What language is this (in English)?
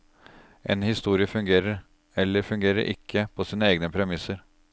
Norwegian